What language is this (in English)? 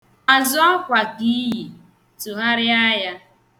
Igbo